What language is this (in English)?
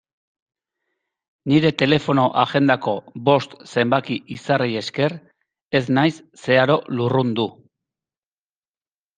Basque